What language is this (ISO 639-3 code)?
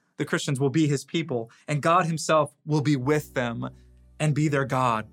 eng